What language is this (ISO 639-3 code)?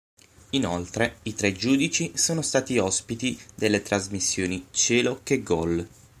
ita